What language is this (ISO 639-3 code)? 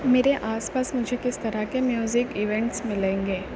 urd